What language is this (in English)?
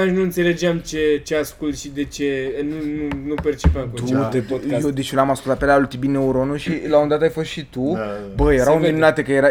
Romanian